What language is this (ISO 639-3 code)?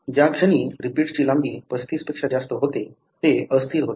mar